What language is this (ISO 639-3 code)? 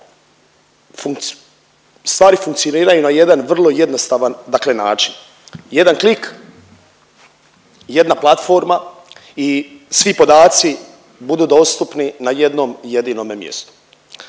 hrv